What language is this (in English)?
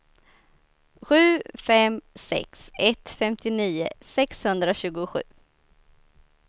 Swedish